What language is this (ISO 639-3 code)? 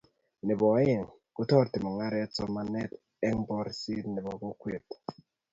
kln